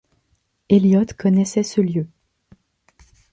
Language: French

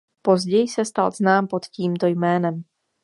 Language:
Czech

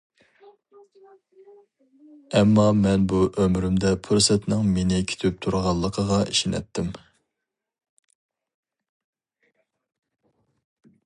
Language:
Uyghur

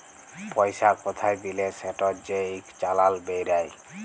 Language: Bangla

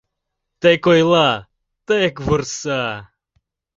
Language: Mari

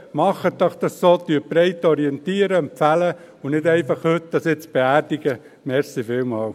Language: Swiss German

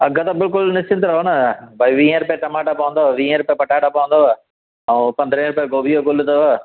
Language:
Sindhi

